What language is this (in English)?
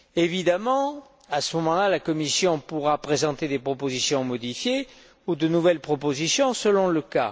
French